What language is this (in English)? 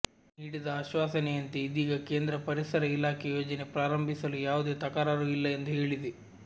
Kannada